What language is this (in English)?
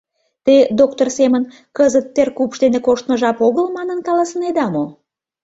Mari